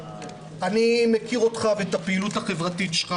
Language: Hebrew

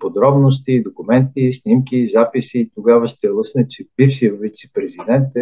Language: Bulgarian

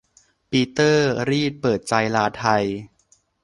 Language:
Thai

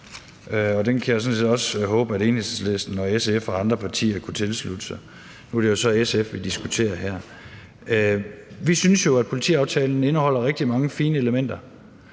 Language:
Danish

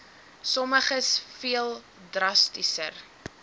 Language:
Afrikaans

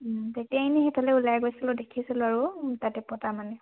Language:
Assamese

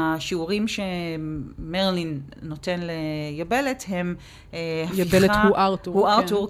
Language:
Hebrew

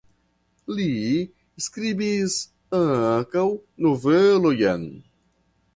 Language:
Esperanto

